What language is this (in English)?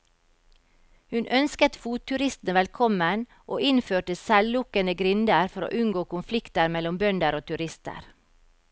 Norwegian